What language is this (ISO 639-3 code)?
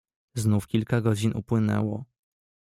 pol